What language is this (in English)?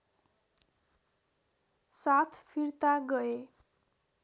Nepali